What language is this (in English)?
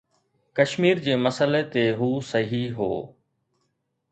Sindhi